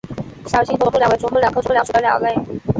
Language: Chinese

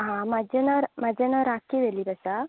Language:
Konkani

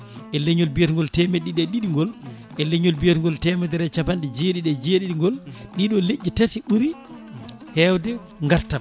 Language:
Fula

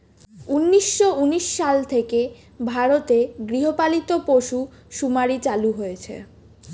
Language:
Bangla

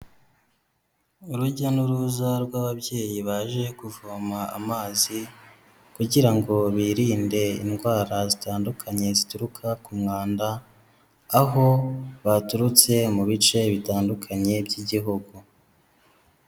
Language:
Kinyarwanda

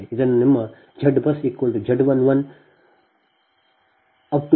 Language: Kannada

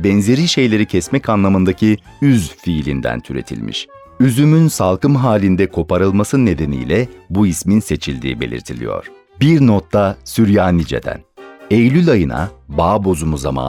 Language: Turkish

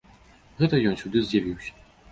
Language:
Belarusian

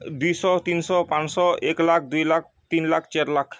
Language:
Odia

